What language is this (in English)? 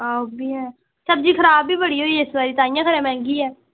Dogri